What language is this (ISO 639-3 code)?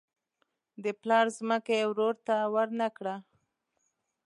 pus